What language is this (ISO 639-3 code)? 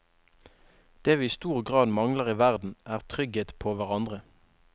nor